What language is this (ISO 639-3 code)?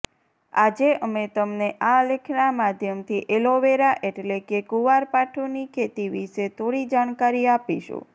guj